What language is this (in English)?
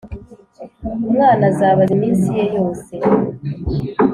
Kinyarwanda